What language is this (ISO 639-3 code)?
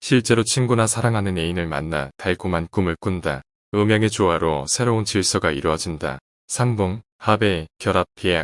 kor